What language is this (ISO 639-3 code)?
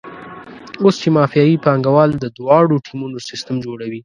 pus